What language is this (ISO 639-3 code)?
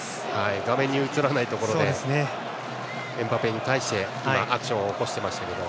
jpn